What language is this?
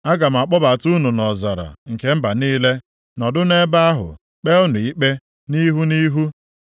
Igbo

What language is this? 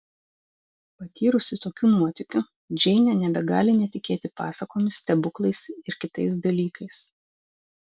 Lithuanian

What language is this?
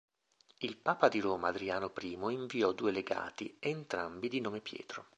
Italian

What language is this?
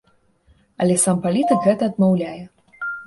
Belarusian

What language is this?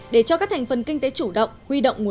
Vietnamese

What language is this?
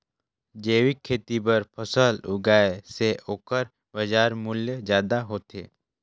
Chhattisgarhi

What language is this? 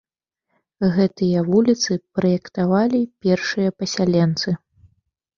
Belarusian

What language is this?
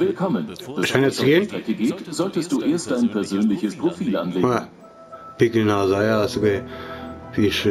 German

